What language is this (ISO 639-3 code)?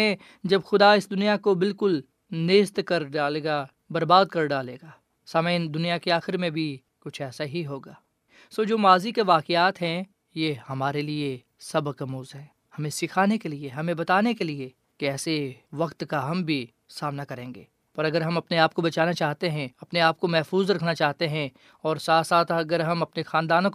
urd